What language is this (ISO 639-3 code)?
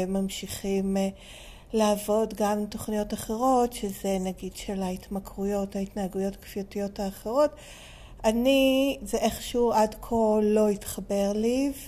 heb